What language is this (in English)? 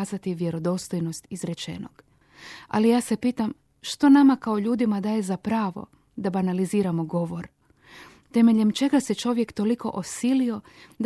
Croatian